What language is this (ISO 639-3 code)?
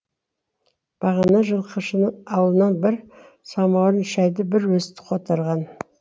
kaz